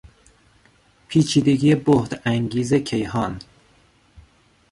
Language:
Persian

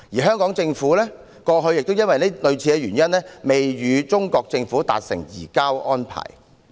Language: Cantonese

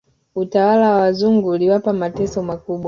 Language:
Swahili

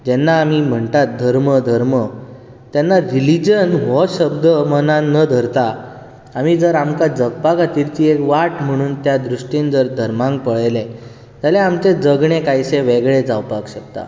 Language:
Konkani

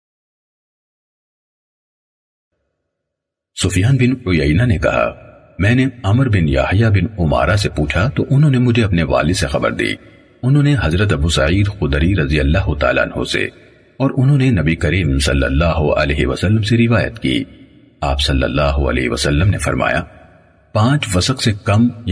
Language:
Urdu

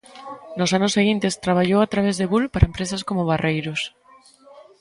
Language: Galician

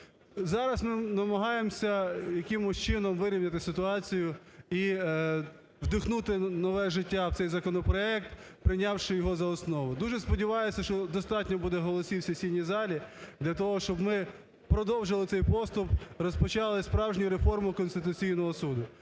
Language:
Ukrainian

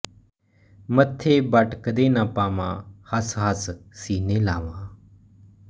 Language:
Punjabi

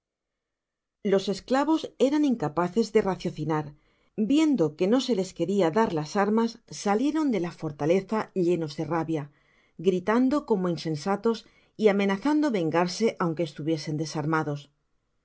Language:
Spanish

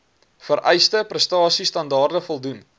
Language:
Afrikaans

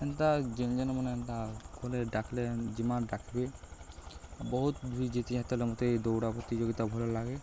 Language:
Odia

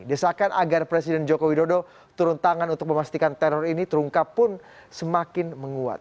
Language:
Indonesian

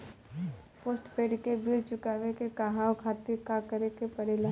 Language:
Bhojpuri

